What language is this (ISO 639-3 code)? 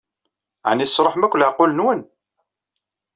kab